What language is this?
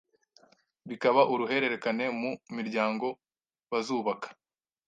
Kinyarwanda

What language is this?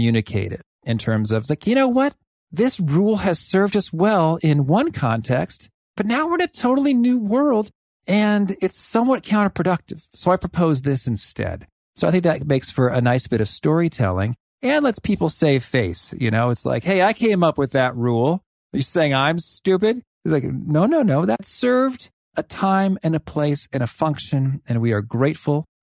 English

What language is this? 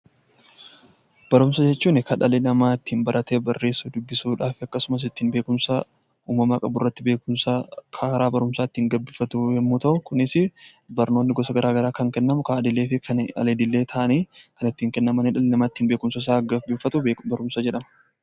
Oromo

